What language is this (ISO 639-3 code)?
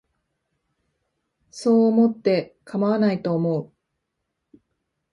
jpn